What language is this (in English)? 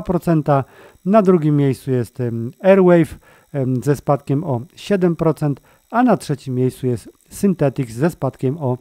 Polish